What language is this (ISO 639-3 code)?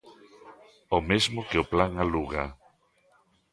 glg